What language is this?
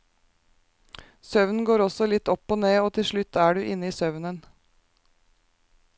Norwegian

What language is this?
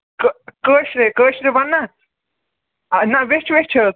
Kashmiri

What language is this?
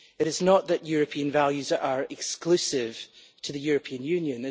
English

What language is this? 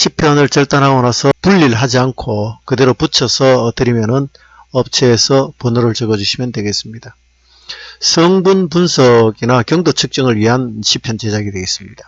Korean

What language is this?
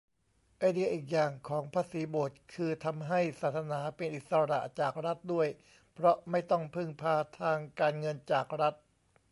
Thai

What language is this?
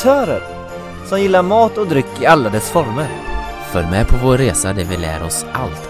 Swedish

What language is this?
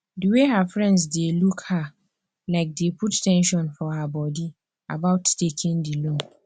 Nigerian Pidgin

